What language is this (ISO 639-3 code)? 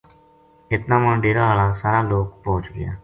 gju